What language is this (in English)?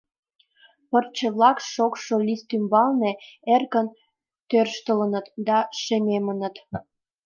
Mari